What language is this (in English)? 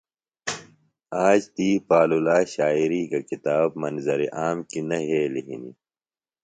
Phalura